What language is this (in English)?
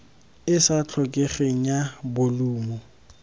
Tswana